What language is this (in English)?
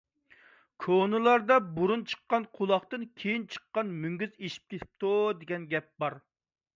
Uyghur